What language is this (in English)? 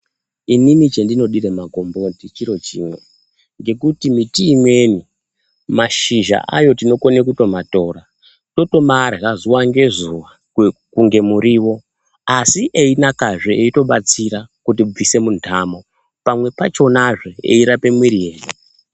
Ndau